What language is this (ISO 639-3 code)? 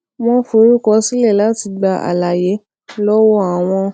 yor